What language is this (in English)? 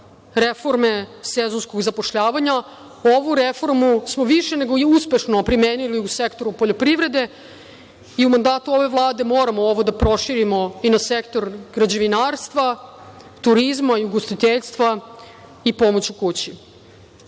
Serbian